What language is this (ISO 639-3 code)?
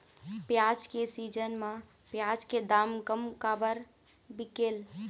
hne